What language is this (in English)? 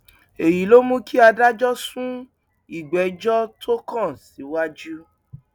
Yoruba